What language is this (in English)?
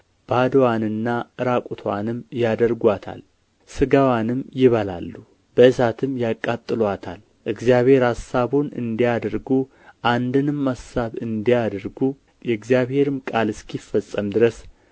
Amharic